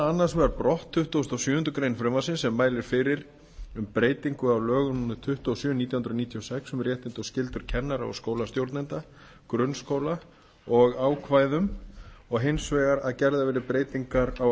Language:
Icelandic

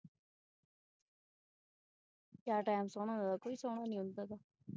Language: Punjabi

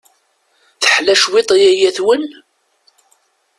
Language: Kabyle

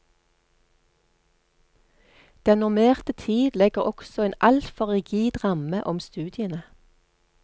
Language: Norwegian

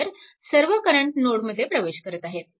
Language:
Marathi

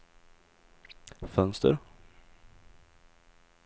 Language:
Swedish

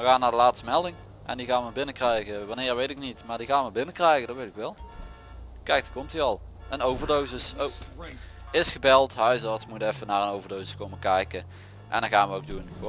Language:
Dutch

